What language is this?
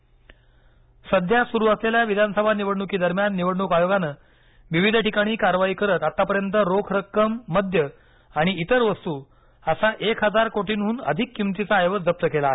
Marathi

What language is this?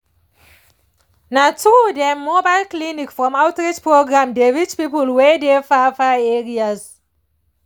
Nigerian Pidgin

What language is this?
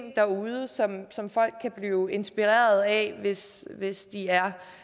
Danish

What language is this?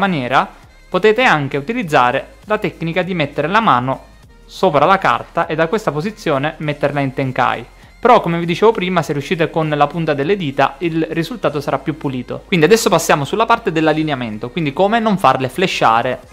Italian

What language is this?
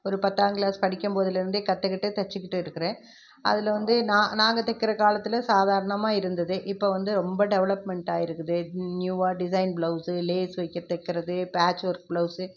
Tamil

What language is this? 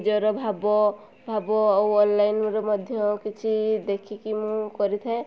Odia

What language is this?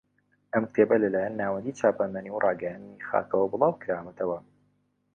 Central Kurdish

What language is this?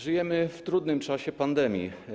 Polish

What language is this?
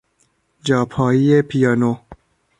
Persian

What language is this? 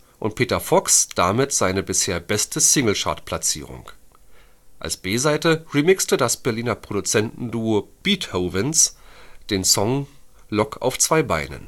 German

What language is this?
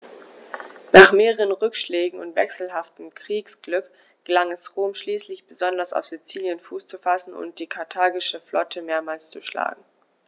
German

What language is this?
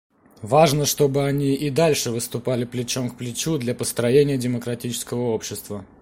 Russian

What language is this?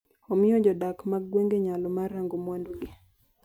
Luo (Kenya and Tanzania)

